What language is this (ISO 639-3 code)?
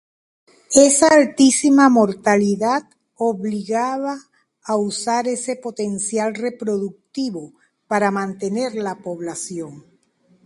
spa